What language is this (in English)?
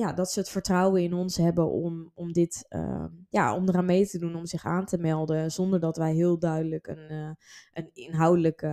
Dutch